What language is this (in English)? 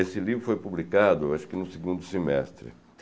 Portuguese